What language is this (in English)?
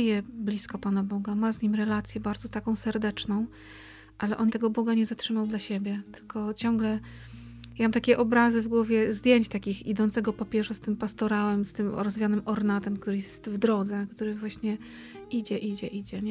Polish